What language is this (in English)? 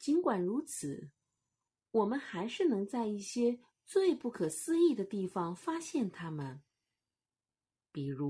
Chinese